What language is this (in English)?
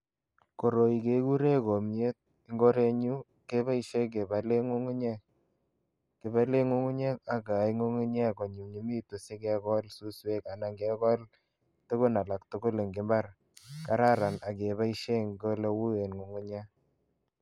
Kalenjin